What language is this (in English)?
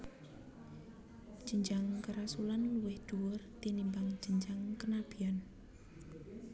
Javanese